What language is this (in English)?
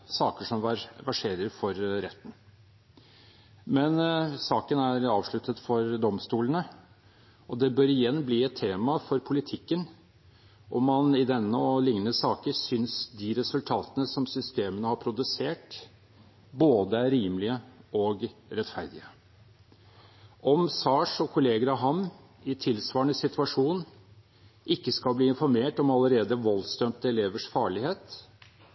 Norwegian Bokmål